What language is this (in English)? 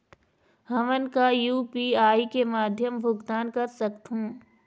Chhattisgarhi